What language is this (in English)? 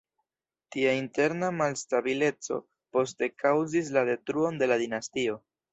Esperanto